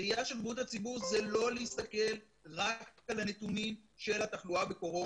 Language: Hebrew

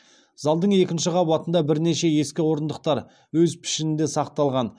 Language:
Kazakh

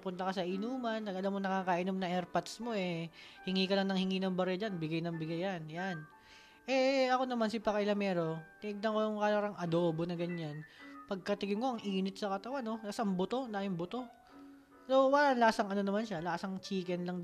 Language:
Filipino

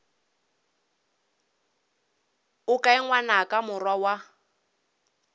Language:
Northern Sotho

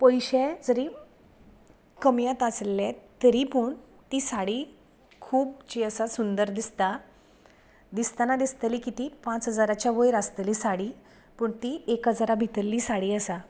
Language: Konkani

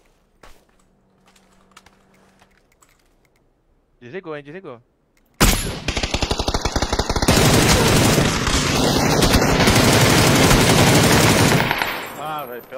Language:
Portuguese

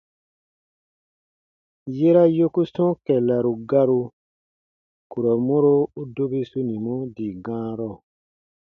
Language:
Baatonum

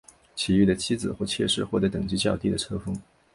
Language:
Chinese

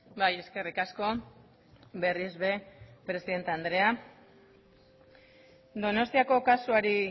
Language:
Basque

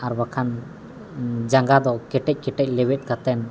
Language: Santali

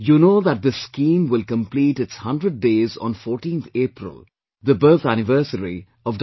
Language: English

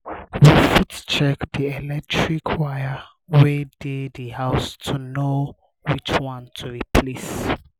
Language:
Nigerian Pidgin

